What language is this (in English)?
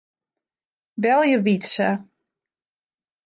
Western Frisian